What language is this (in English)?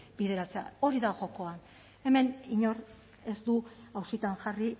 Basque